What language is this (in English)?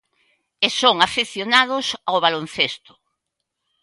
Galician